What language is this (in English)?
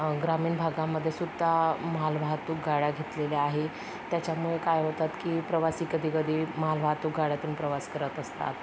Marathi